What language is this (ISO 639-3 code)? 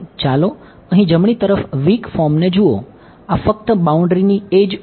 guj